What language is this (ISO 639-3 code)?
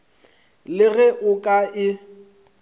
nso